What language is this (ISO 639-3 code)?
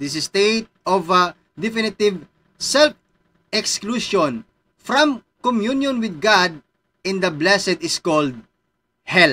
fil